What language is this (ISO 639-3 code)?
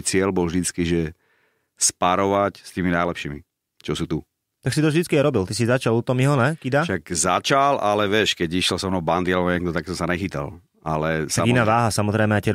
slk